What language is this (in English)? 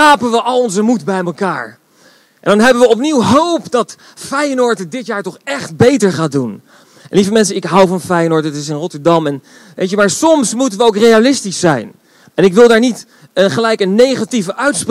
Dutch